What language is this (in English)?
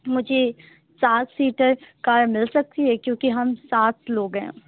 Urdu